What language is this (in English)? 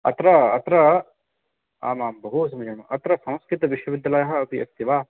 Sanskrit